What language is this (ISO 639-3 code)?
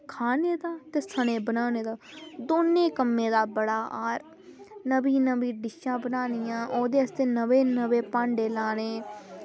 doi